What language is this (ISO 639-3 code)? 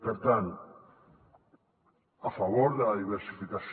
cat